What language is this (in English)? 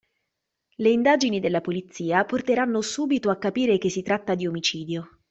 Italian